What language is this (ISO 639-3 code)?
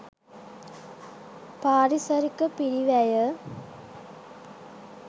sin